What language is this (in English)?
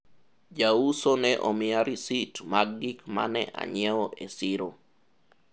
Luo (Kenya and Tanzania)